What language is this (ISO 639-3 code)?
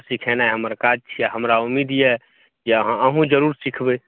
mai